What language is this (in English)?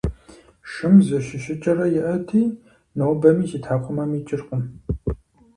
Kabardian